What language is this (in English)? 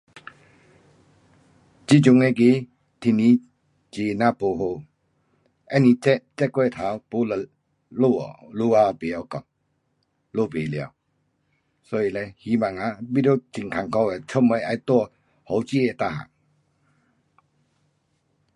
Pu-Xian Chinese